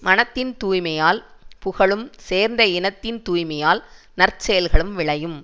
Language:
Tamil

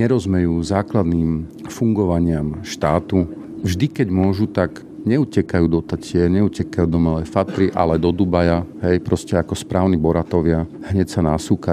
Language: Slovak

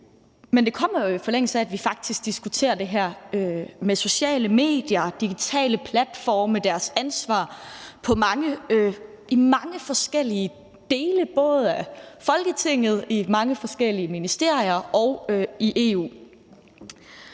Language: Danish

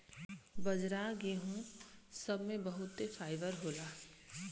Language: Bhojpuri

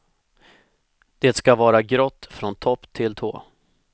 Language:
Swedish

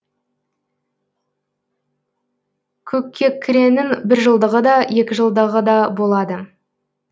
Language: Kazakh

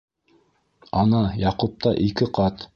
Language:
Bashkir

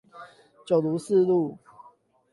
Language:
Chinese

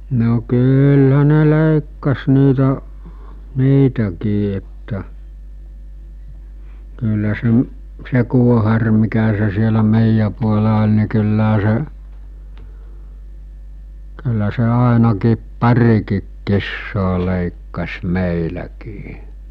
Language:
Finnish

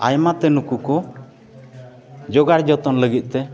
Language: Santali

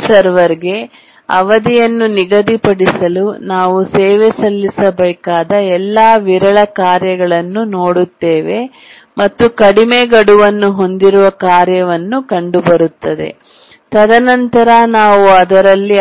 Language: Kannada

